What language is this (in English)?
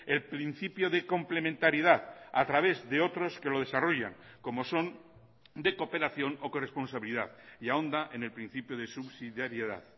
Spanish